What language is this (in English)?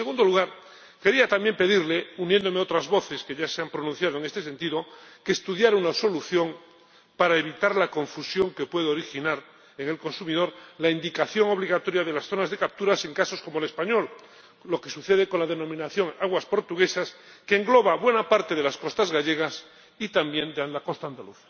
Spanish